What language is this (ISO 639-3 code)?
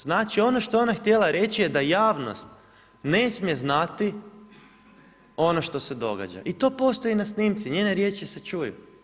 hrv